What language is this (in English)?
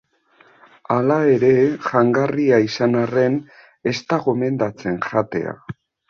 Basque